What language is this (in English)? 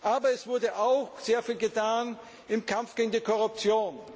German